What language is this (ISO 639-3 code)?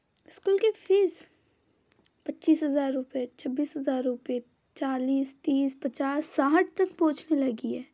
hin